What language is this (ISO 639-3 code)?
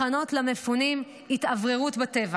heb